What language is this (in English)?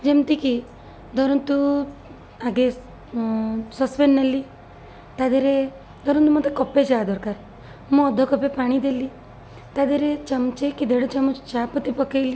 Odia